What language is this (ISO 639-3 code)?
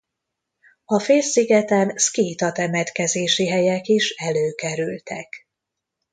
hun